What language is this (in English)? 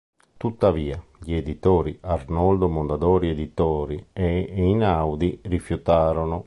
Italian